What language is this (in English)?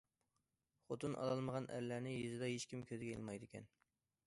Uyghur